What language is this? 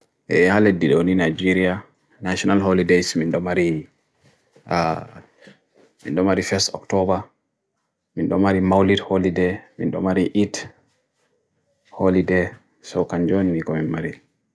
Bagirmi Fulfulde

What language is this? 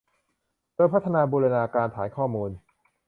Thai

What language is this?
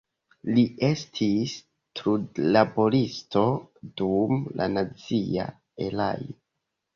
Esperanto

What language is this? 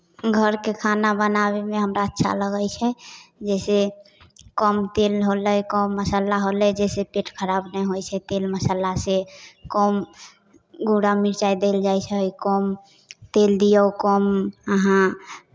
Maithili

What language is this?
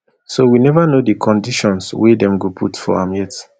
Nigerian Pidgin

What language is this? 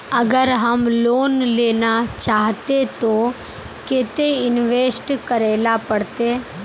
Magahi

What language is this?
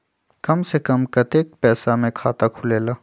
Magahi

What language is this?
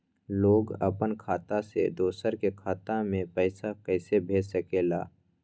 Magahi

